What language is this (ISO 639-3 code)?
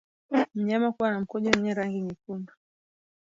swa